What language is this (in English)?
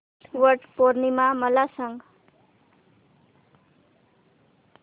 Marathi